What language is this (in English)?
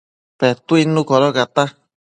Matsés